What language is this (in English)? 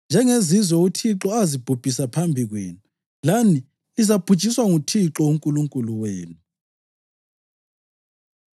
North Ndebele